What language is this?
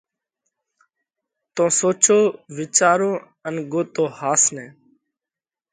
Parkari Koli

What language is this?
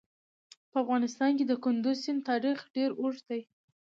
Pashto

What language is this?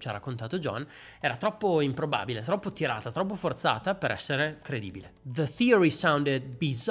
Italian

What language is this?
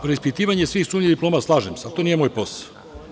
Serbian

